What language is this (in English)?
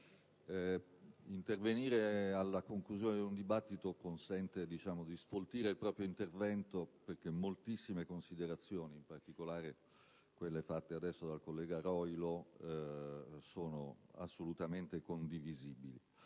Italian